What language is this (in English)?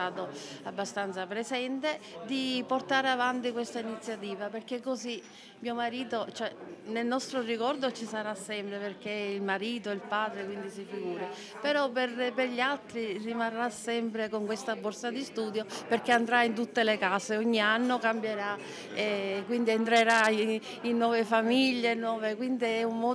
Italian